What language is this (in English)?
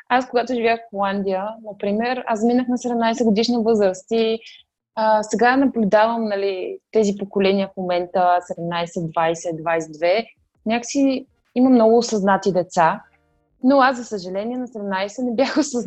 Bulgarian